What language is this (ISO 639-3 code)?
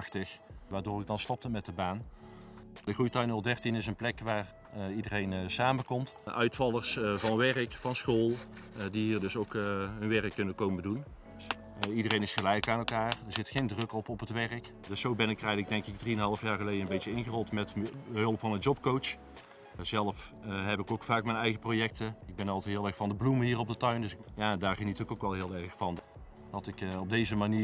nld